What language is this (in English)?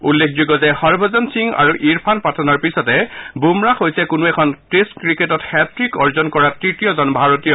Assamese